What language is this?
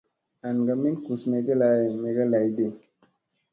Musey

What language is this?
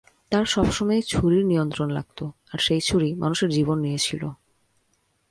Bangla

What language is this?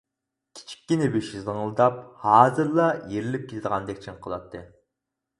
Uyghur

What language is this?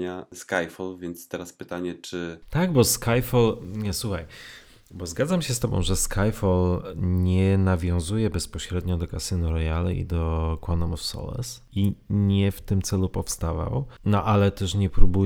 Polish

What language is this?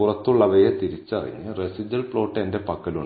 Malayalam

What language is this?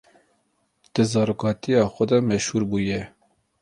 Kurdish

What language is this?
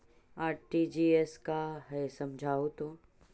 Magahi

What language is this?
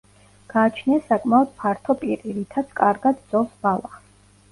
Georgian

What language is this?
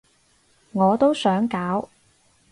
Cantonese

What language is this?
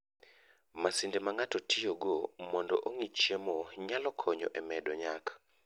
Luo (Kenya and Tanzania)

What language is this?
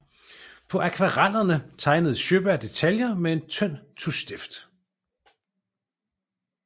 Danish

